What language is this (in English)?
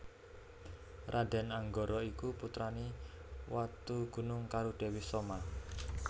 Javanese